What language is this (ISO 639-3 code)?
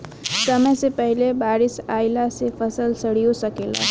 bho